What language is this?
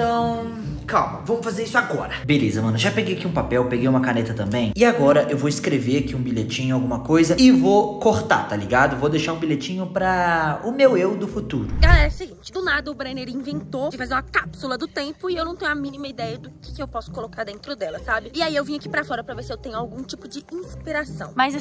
Portuguese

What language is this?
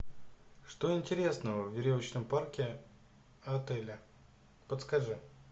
Russian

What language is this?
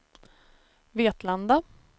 Swedish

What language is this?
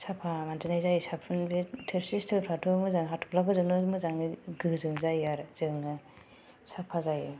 Bodo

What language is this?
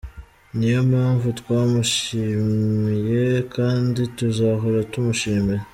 Kinyarwanda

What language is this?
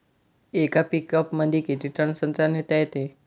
Marathi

